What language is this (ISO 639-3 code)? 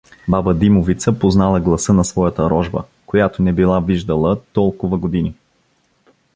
bul